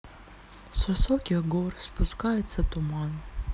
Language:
Russian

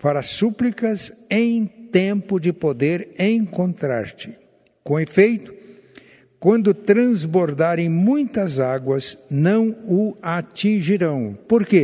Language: Portuguese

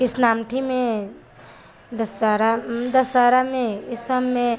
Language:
Maithili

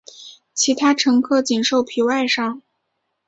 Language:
Chinese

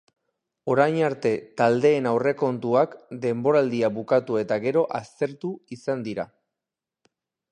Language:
Basque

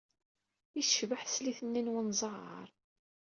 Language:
Kabyle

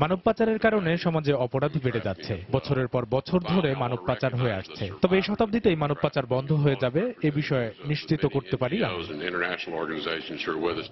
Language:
English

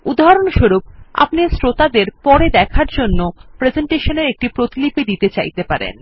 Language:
Bangla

